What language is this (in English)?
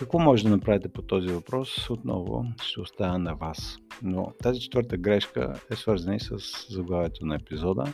Bulgarian